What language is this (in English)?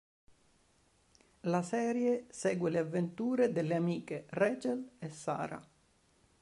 Italian